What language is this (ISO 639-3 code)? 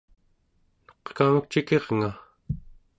esu